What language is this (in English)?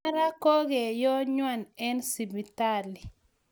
Kalenjin